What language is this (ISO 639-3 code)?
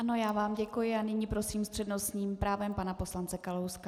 ces